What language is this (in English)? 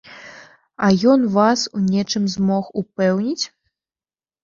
Belarusian